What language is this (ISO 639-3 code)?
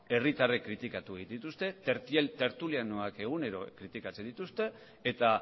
eus